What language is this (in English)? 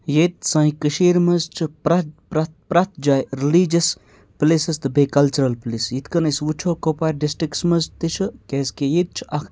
Kashmiri